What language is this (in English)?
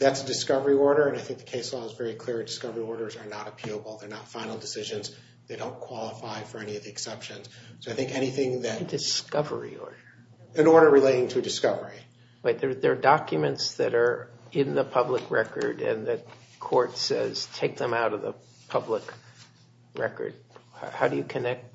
English